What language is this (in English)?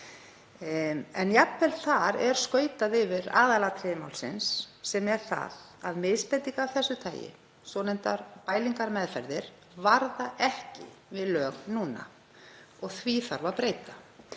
Icelandic